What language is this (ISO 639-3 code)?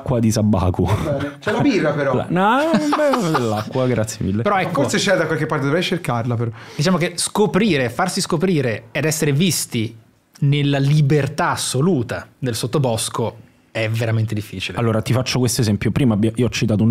ita